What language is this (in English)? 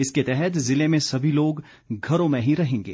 Hindi